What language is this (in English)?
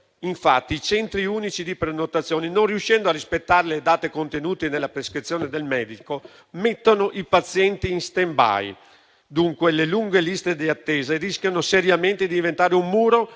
Italian